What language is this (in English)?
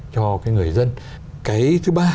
Vietnamese